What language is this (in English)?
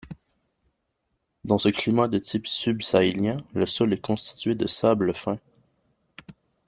French